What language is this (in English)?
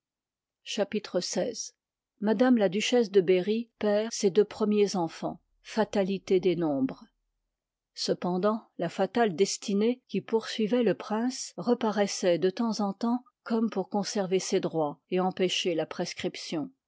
French